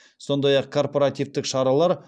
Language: Kazakh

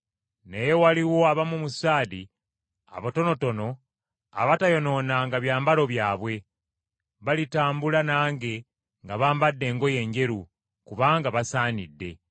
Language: Ganda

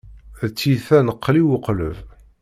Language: Kabyle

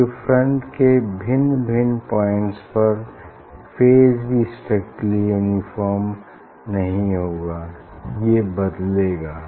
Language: Hindi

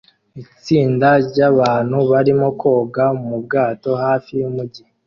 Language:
Kinyarwanda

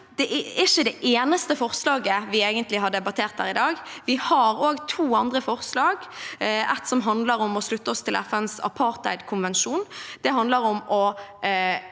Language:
Norwegian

